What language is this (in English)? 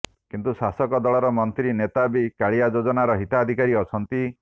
Odia